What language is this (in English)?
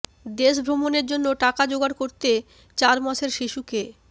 Bangla